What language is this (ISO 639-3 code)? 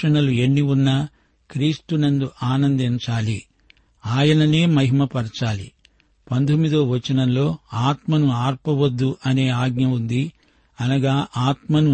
tel